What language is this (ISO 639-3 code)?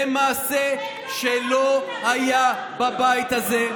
heb